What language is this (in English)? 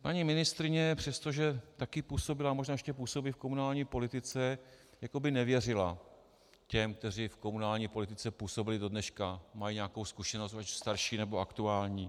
Czech